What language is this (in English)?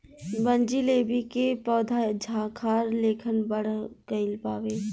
Bhojpuri